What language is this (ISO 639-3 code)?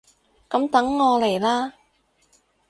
yue